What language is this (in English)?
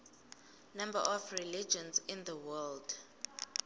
Swati